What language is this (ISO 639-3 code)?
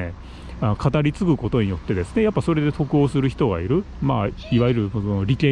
jpn